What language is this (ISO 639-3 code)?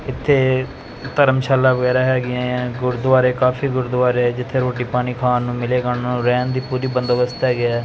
pan